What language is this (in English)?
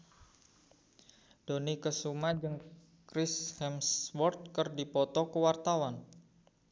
Sundanese